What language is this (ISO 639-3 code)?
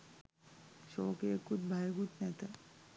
sin